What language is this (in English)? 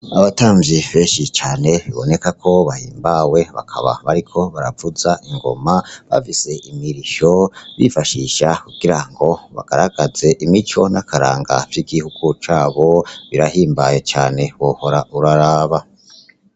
Rundi